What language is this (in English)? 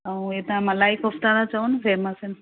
Sindhi